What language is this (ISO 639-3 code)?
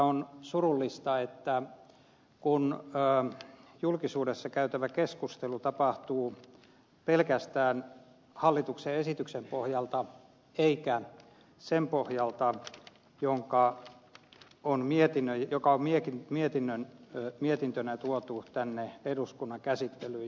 fin